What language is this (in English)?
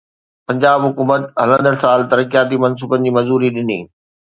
Sindhi